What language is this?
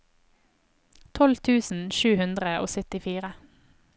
Norwegian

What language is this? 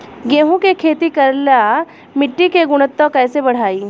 Bhojpuri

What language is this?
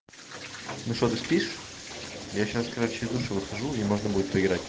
Russian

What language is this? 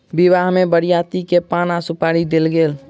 Maithili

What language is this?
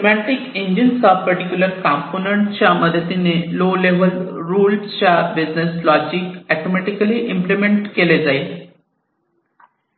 Marathi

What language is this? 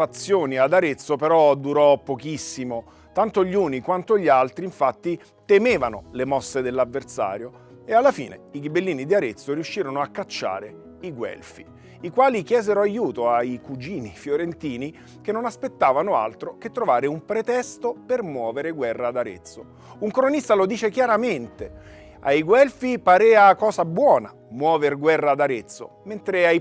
Italian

